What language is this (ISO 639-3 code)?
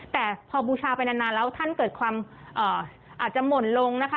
tha